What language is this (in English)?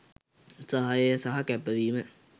Sinhala